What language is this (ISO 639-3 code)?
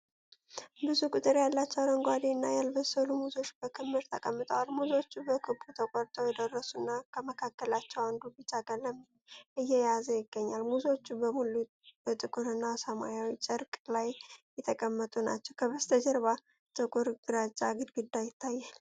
amh